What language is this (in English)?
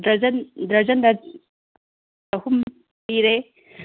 Manipuri